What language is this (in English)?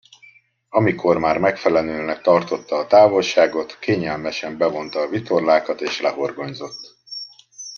Hungarian